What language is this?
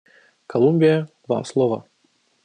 Russian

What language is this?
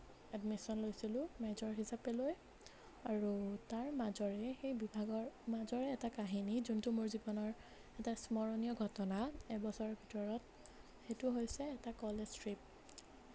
Assamese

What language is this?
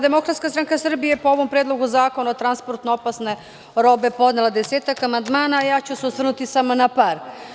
Serbian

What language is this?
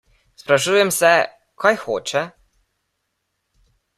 Slovenian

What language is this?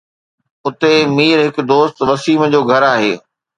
Sindhi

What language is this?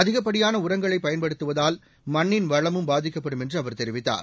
Tamil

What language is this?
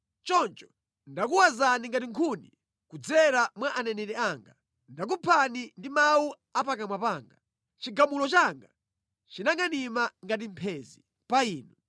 Nyanja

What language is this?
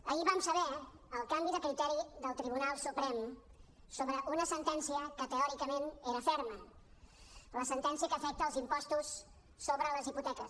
Catalan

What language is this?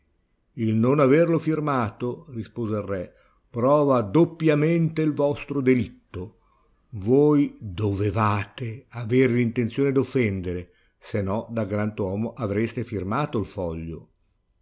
Italian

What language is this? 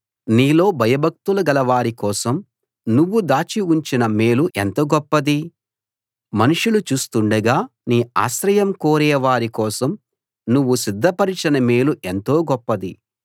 Telugu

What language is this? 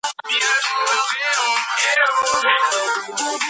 Georgian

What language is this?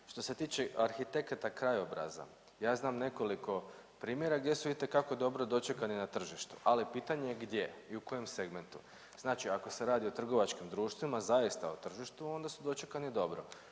Croatian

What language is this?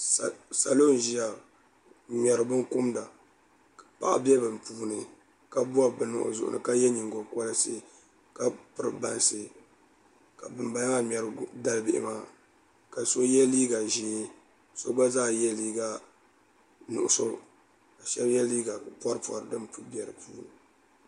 Dagbani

